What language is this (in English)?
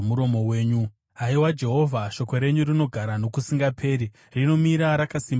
Shona